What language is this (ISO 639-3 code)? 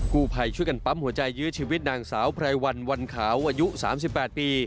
tha